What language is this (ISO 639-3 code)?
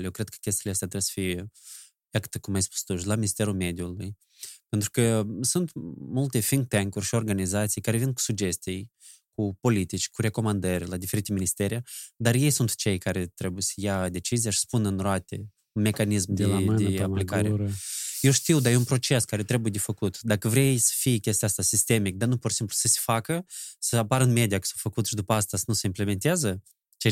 ron